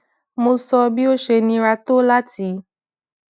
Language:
Yoruba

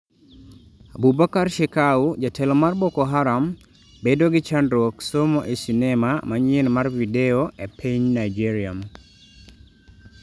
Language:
Luo (Kenya and Tanzania)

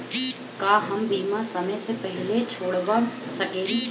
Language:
Bhojpuri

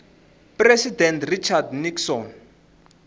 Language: Tsonga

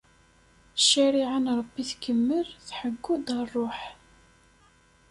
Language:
Kabyle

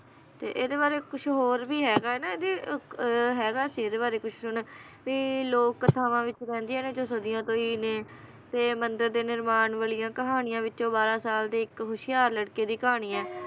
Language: Punjabi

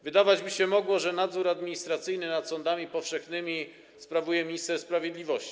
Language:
Polish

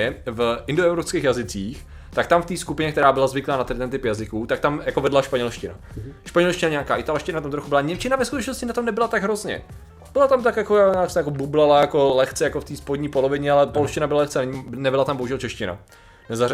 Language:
Czech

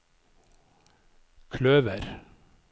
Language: Norwegian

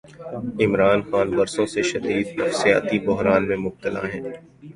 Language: Urdu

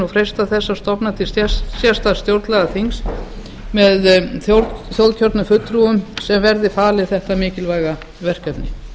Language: Icelandic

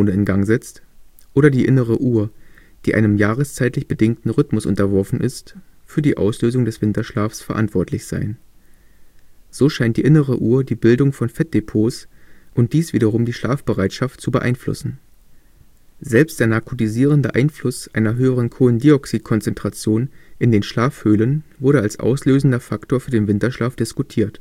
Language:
German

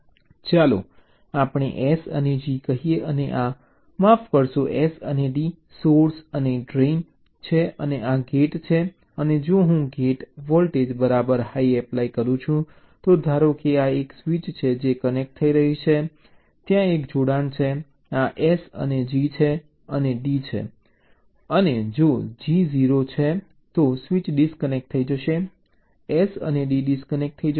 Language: Gujarati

